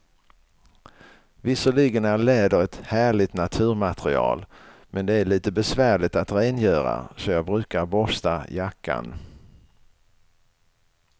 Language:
Swedish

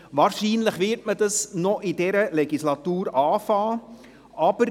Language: Swiss German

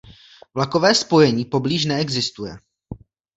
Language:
Czech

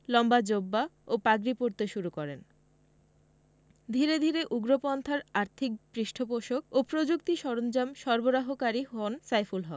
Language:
Bangla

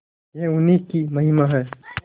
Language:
Hindi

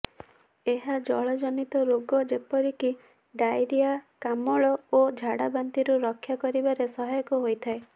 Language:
Odia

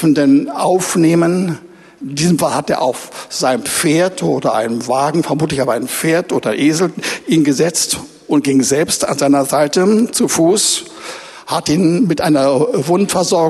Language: German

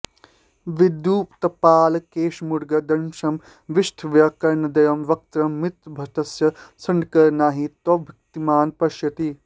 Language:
Sanskrit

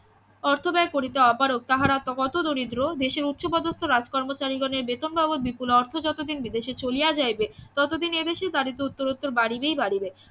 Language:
Bangla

